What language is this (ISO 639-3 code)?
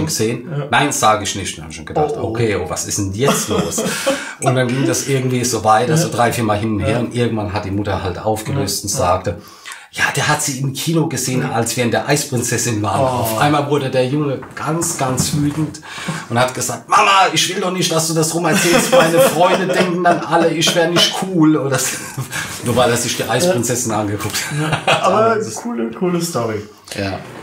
deu